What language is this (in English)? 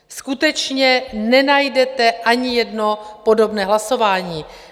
Czech